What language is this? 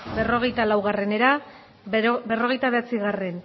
Basque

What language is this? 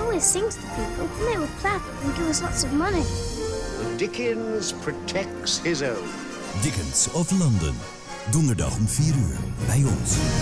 Dutch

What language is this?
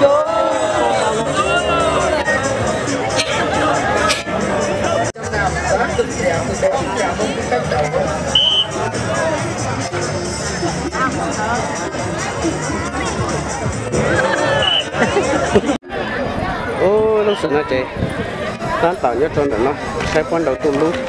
Vietnamese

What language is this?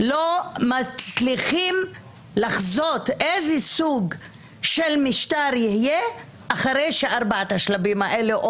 Hebrew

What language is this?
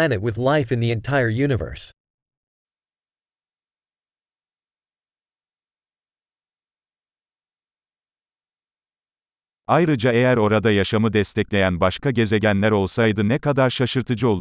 Turkish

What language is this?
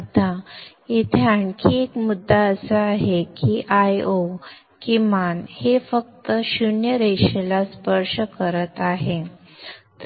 Marathi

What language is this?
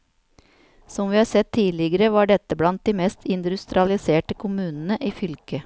Norwegian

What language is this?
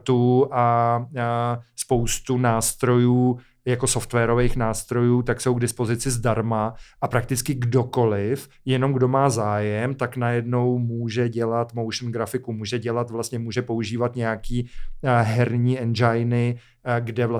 Czech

